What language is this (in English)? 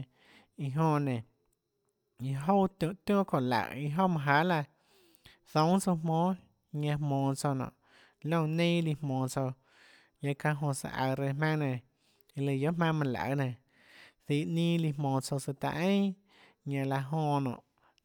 Tlacoatzintepec Chinantec